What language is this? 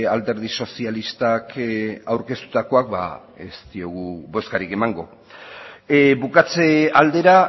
Basque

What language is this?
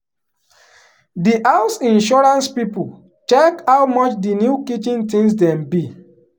Nigerian Pidgin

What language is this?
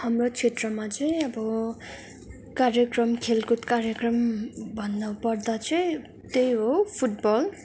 Nepali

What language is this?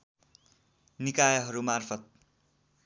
Nepali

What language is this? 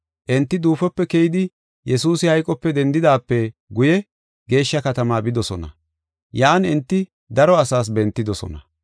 Gofa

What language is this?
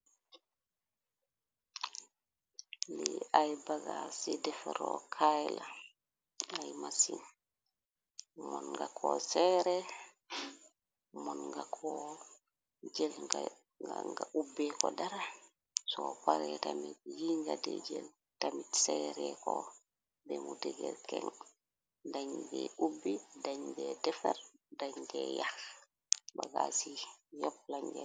Wolof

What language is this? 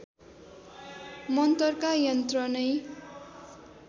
Nepali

